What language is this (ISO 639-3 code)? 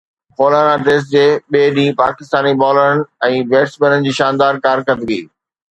snd